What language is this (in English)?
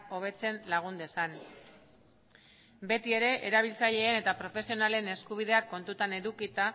Basque